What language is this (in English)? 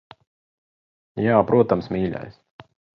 Latvian